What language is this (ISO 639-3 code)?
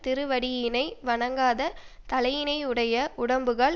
tam